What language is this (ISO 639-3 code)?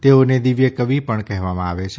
guj